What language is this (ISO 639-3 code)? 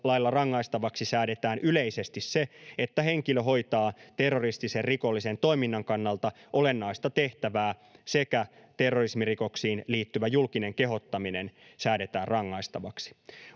fin